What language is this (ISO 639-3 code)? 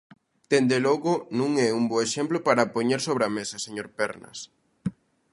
glg